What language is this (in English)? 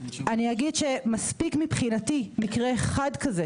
Hebrew